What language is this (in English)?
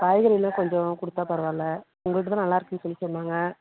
Tamil